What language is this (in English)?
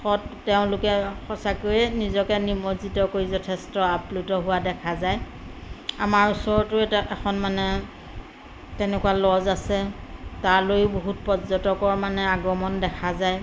Assamese